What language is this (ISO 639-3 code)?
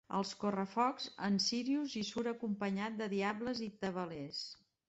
cat